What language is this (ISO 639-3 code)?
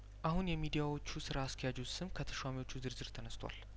amh